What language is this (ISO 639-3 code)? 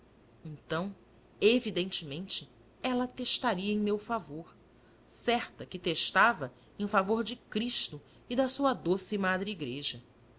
por